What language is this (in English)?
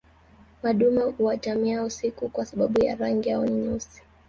Swahili